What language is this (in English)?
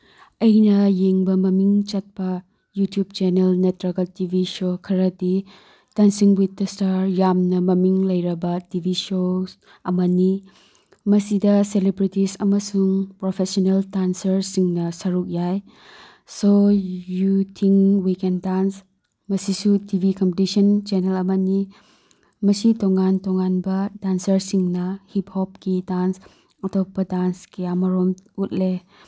Manipuri